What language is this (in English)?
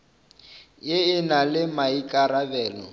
Northern Sotho